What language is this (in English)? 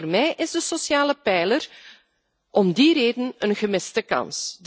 Dutch